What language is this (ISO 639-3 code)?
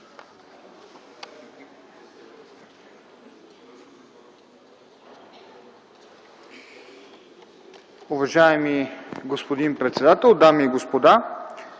bul